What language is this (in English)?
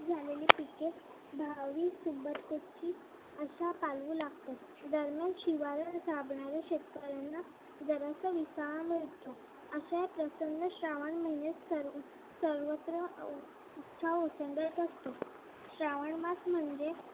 Marathi